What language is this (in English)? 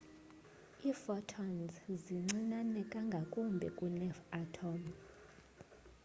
Xhosa